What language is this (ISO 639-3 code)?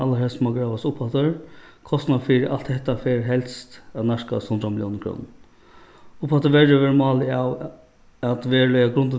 fao